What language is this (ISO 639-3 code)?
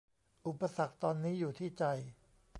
tha